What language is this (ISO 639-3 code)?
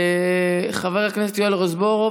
heb